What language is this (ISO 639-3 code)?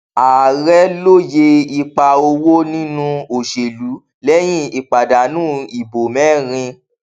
yor